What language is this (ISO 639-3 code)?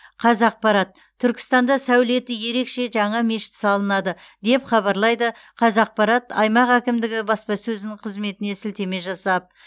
kaz